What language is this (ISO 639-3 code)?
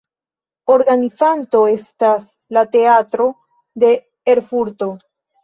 epo